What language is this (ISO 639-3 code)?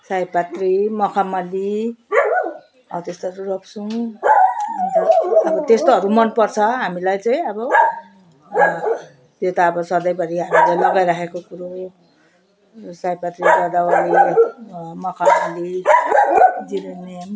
nep